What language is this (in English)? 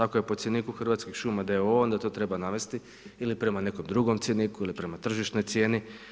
Croatian